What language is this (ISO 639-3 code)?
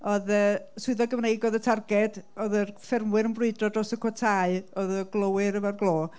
cym